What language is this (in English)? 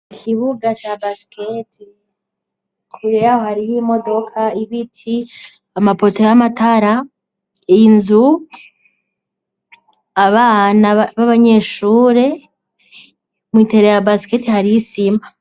Rundi